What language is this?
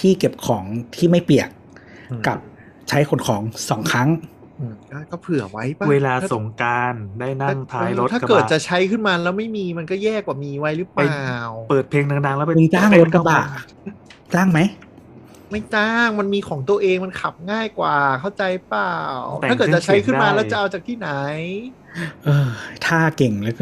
Thai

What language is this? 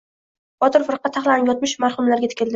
Uzbek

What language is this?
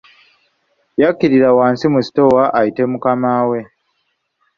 Ganda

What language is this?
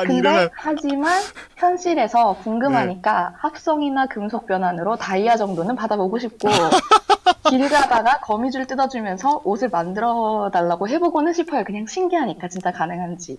Korean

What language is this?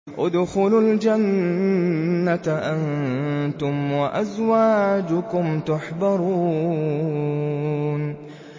Arabic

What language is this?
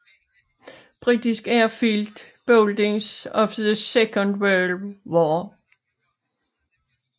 Danish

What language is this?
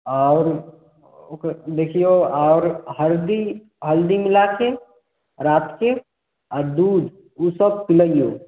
Maithili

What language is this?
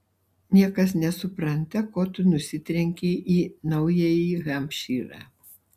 Lithuanian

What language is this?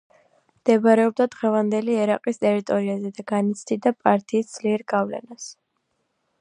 Georgian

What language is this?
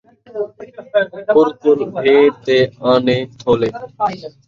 Saraiki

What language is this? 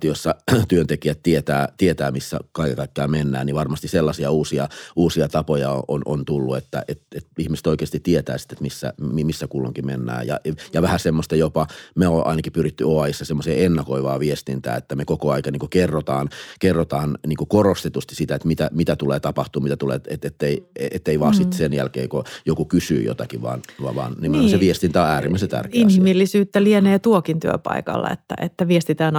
Finnish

